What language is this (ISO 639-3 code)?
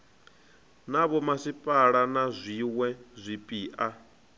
ven